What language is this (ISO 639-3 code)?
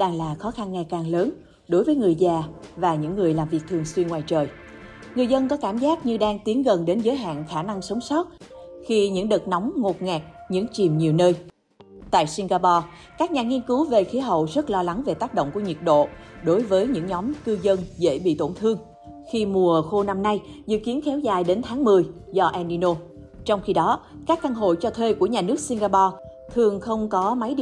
vie